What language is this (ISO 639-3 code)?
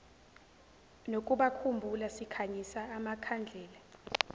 zul